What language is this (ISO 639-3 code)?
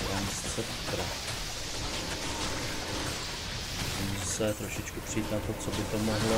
ces